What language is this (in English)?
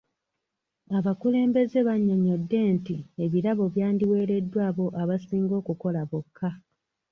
Ganda